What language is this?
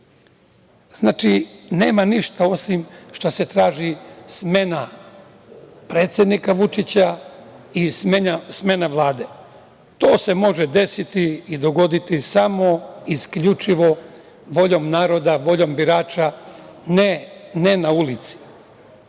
Serbian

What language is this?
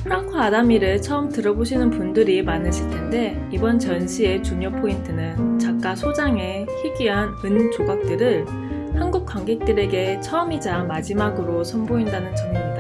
Korean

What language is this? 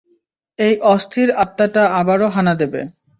Bangla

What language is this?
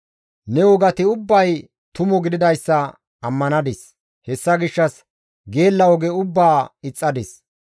Gamo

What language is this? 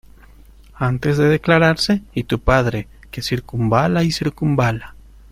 Spanish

